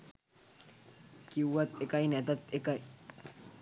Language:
Sinhala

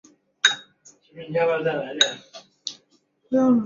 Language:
Chinese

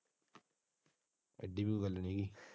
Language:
Punjabi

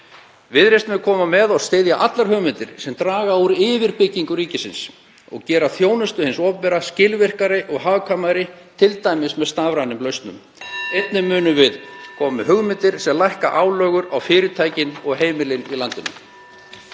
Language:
Icelandic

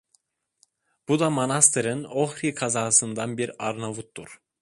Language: Turkish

